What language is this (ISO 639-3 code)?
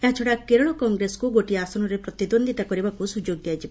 ori